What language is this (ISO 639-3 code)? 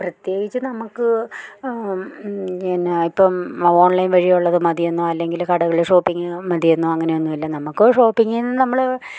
mal